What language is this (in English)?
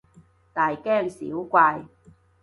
Cantonese